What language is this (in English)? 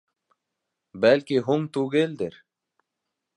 Bashkir